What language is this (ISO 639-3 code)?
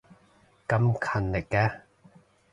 yue